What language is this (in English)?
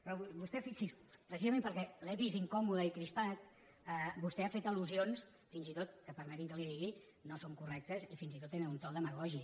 Catalan